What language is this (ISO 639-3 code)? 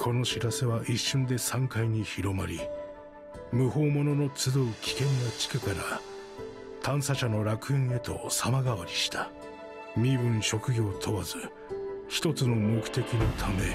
jpn